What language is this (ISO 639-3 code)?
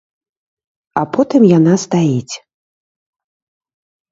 bel